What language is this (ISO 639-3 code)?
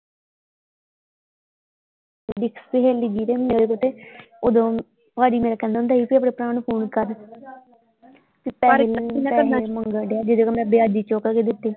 pan